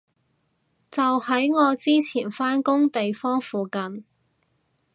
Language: Cantonese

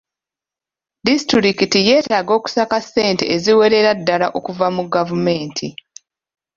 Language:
Ganda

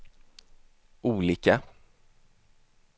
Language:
Swedish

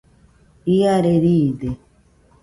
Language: Nüpode Huitoto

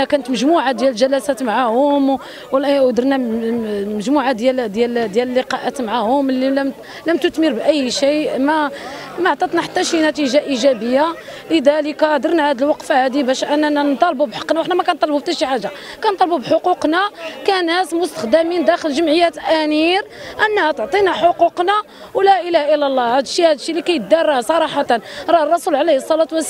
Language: Arabic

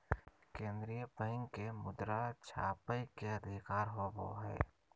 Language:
Magahi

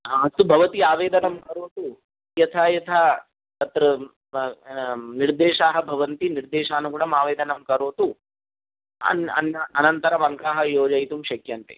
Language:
Sanskrit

